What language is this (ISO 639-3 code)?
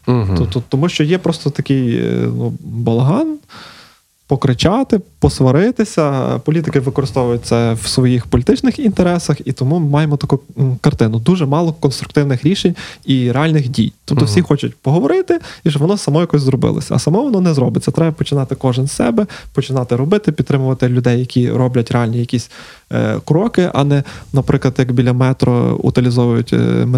ukr